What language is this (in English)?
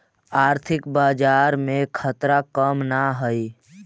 Magahi